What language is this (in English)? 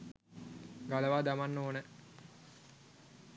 Sinhala